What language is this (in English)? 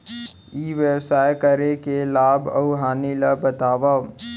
Chhattisgarhi